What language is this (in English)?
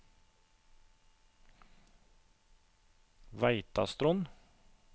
Norwegian